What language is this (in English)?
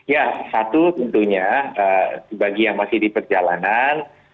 Indonesian